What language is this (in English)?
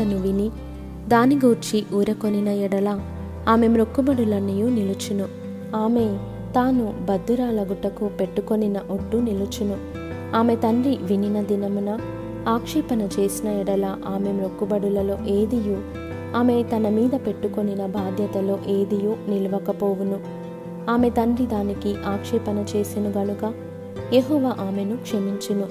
Telugu